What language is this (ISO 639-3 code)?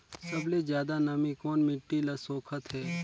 hne